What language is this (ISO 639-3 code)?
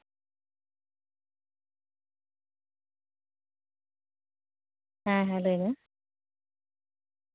sat